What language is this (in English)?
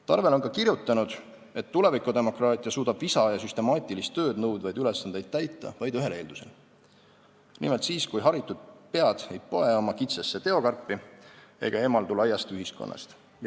Estonian